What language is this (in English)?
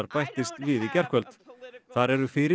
Icelandic